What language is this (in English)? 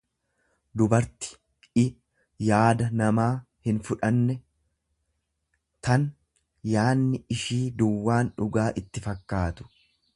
Oromo